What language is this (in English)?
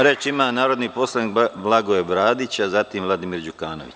Serbian